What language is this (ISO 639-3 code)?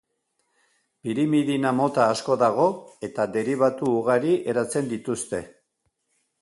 eus